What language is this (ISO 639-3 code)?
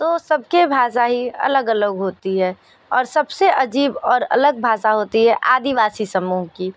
hin